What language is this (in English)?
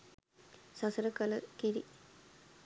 Sinhala